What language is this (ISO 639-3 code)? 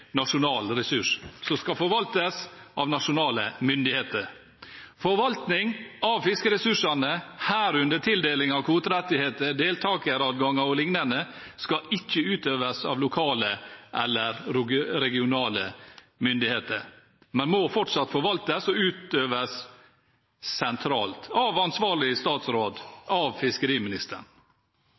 nor